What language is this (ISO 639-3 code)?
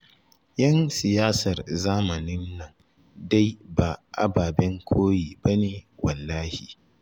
hau